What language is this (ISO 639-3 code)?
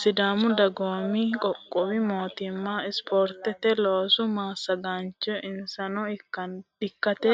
sid